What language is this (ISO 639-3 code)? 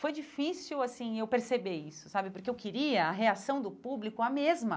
por